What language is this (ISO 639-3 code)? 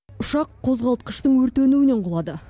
kaz